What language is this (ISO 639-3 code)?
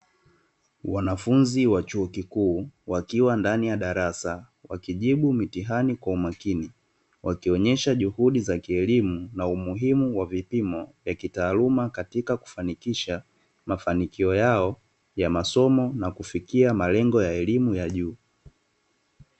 swa